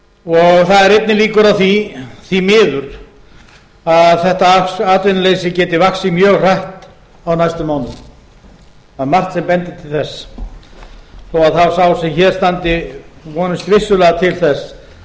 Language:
Icelandic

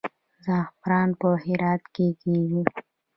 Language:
Pashto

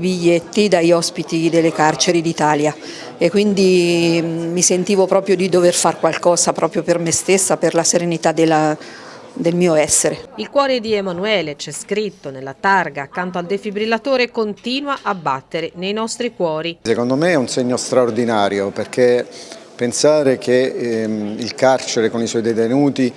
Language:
Italian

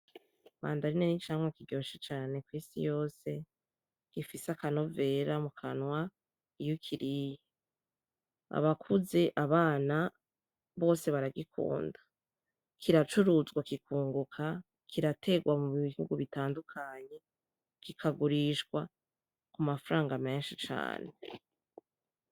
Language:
Rundi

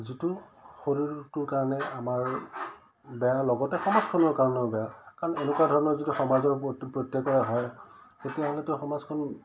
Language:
Assamese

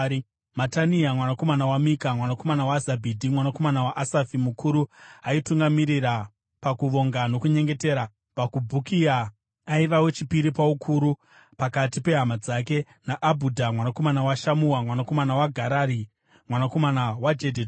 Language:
Shona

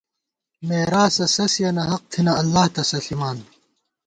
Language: Gawar-Bati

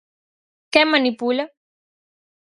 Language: Galician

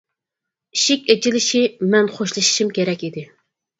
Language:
Uyghur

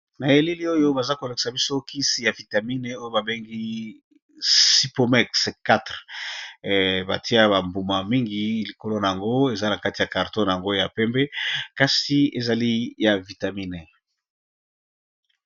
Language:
Lingala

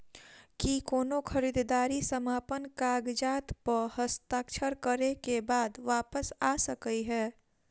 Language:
Maithili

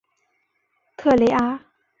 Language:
Chinese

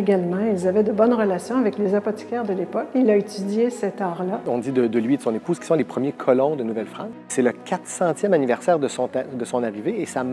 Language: French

